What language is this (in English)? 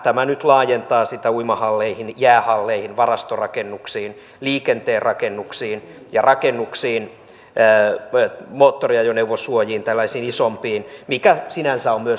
Finnish